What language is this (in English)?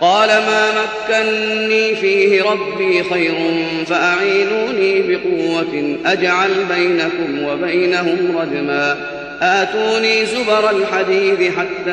Arabic